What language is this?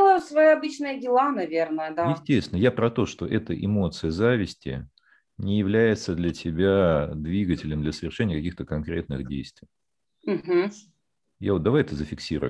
Russian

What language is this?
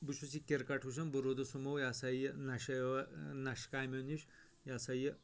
Kashmiri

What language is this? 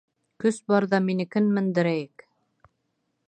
Bashkir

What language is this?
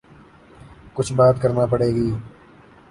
Urdu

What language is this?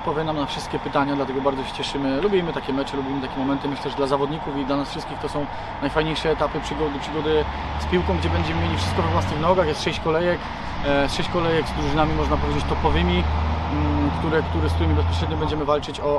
Polish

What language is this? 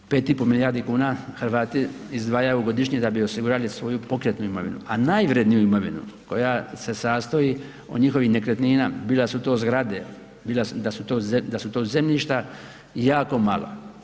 Croatian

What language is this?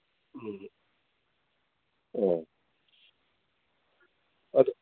Manipuri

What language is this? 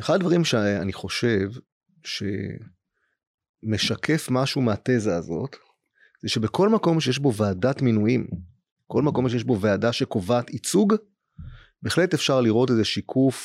Hebrew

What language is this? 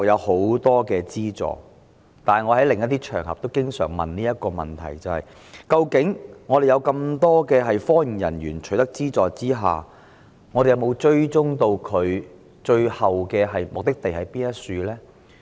Cantonese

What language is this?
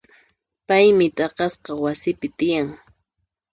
Puno Quechua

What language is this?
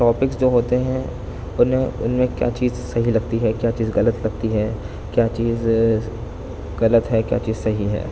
Urdu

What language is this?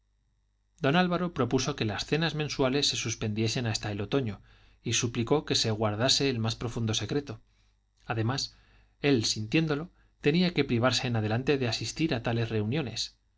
Spanish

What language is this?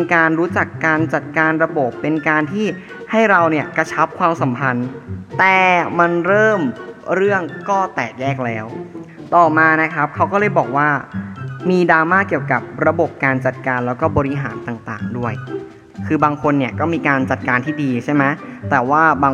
Thai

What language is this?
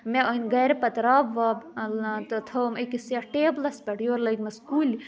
Kashmiri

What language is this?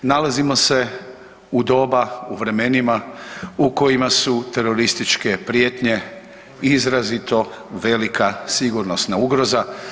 Croatian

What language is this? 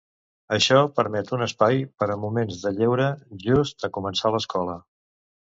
Catalan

